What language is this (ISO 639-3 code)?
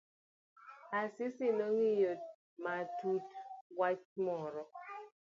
luo